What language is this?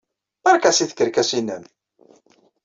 Kabyle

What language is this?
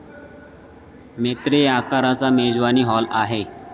Marathi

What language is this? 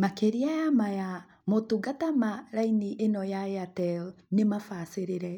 Kikuyu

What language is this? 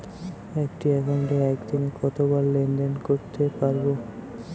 Bangla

